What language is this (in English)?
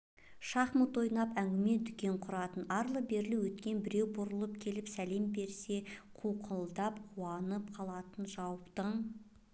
Kazakh